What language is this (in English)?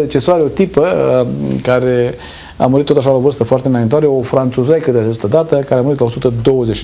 Romanian